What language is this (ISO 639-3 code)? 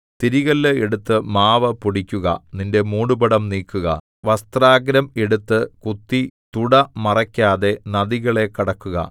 mal